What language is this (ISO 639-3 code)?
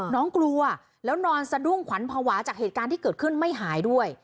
tha